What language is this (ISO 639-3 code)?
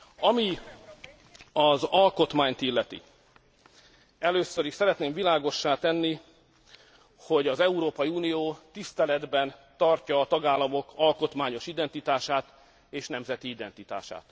hun